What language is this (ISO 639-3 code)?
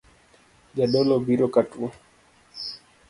luo